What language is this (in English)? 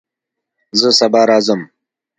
Pashto